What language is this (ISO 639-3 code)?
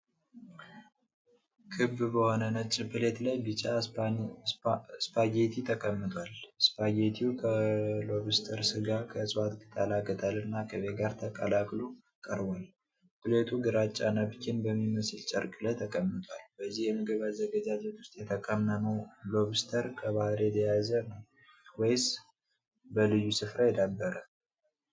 amh